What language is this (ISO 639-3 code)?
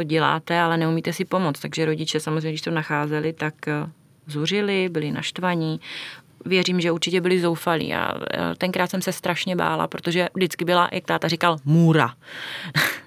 ces